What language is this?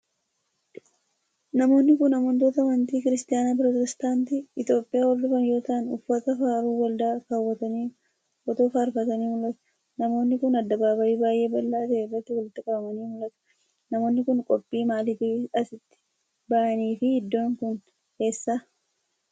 Oromo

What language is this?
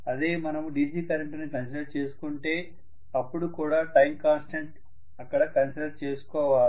Telugu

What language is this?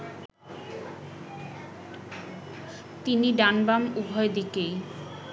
Bangla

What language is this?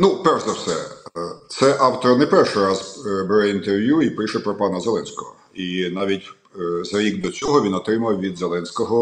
Ukrainian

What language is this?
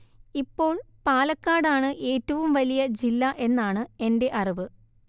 Malayalam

